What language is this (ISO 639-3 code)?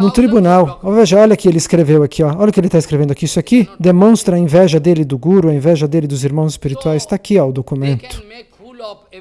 por